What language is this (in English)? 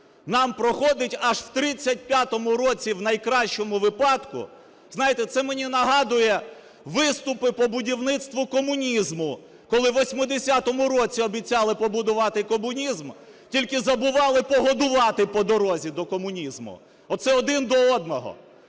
Ukrainian